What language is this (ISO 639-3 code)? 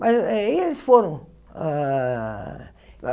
por